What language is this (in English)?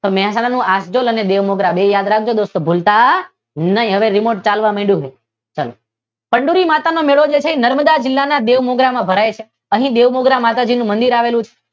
Gujarati